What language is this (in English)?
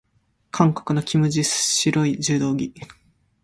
Japanese